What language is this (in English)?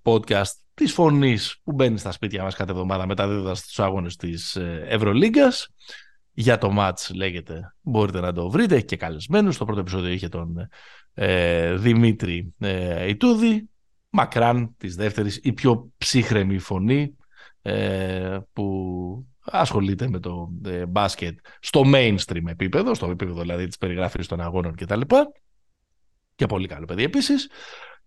Greek